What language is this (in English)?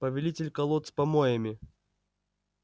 Russian